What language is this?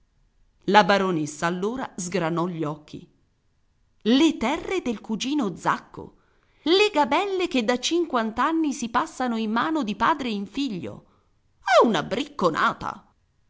Italian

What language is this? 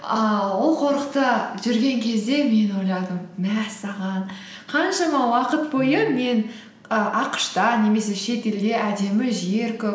Kazakh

